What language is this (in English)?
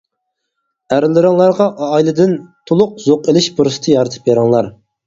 Uyghur